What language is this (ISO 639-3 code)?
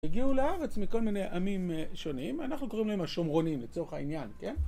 heb